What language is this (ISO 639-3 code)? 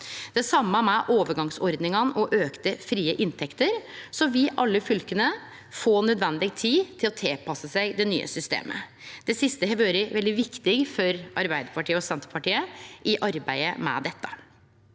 nor